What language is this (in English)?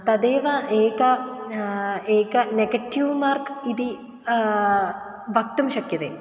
Sanskrit